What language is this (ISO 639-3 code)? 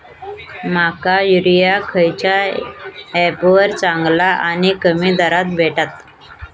mar